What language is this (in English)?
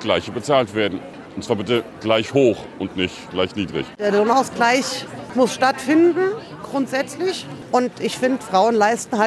German